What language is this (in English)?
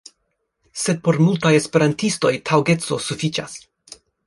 Esperanto